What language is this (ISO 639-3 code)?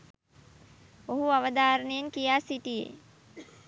sin